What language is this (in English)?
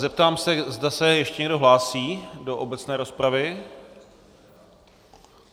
Czech